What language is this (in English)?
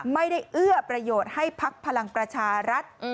Thai